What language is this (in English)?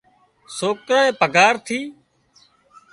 Wadiyara Koli